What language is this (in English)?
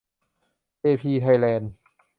Thai